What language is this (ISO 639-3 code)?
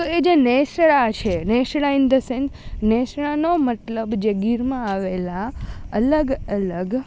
guj